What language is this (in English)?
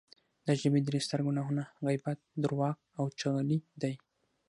Pashto